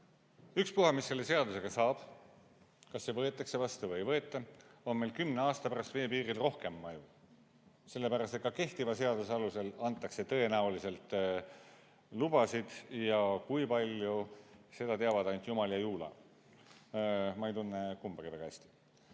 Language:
Estonian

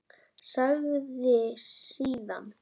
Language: Icelandic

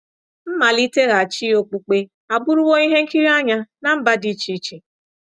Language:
Igbo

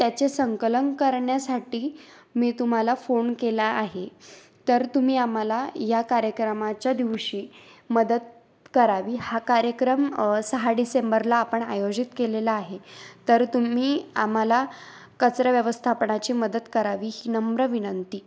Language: Marathi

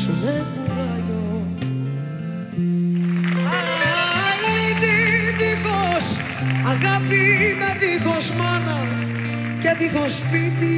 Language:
Greek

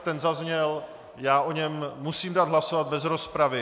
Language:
Czech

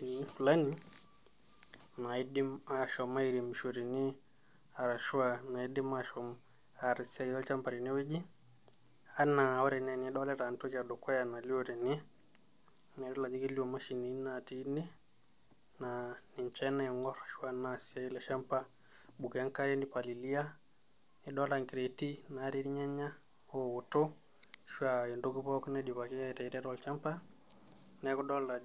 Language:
Masai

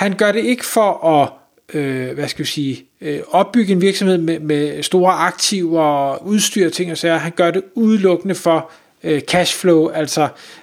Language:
Danish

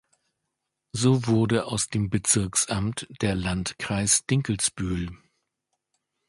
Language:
German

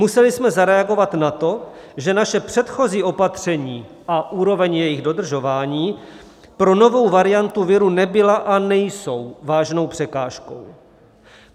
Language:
Czech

